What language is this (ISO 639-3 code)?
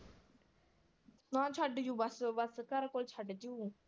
pan